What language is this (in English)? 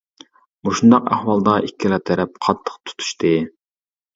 Uyghur